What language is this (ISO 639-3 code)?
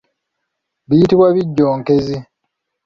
lug